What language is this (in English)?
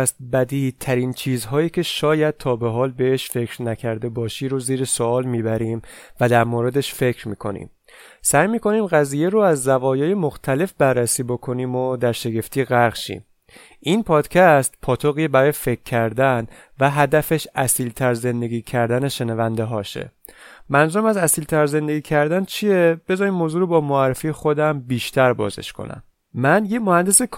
Persian